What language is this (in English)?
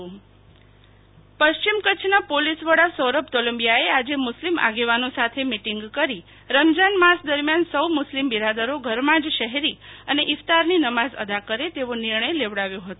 Gujarati